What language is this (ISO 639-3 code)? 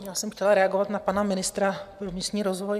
ces